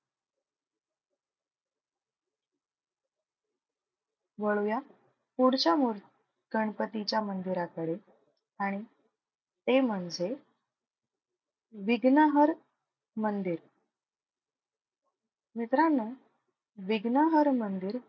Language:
Marathi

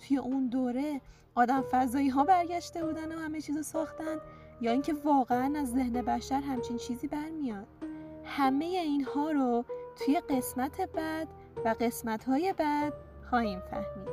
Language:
Persian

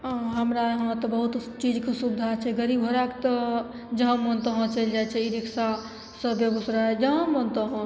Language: Maithili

